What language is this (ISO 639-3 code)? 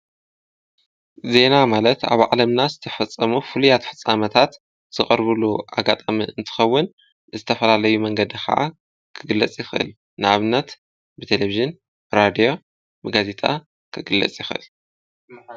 tir